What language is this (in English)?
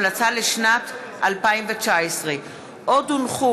Hebrew